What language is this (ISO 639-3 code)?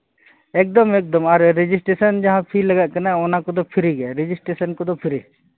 sat